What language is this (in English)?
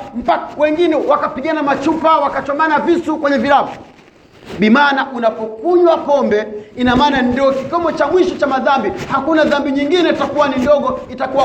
Swahili